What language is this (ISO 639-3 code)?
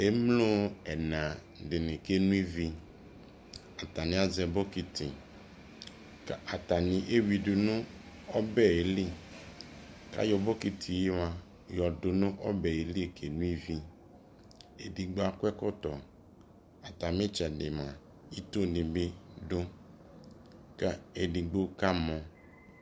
kpo